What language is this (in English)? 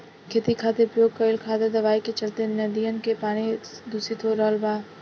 Bhojpuri